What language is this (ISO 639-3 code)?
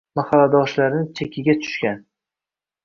uzb